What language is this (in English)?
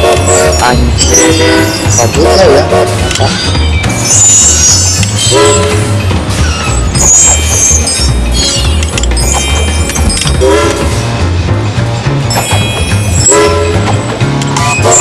Indonesian